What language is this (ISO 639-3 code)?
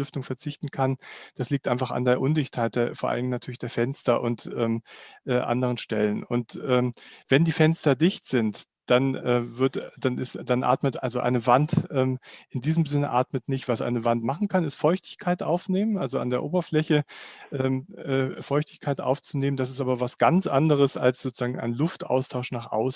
deu